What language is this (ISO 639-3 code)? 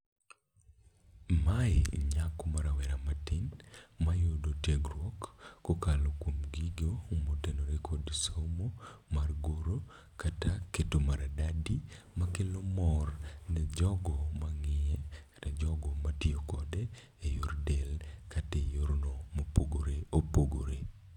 luo